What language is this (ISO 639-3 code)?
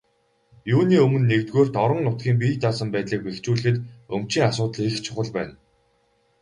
mon